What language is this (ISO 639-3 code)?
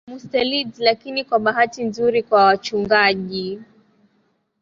swa